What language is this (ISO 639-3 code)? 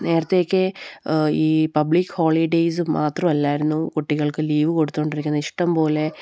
mal